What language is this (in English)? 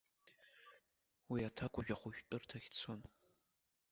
Abkhazian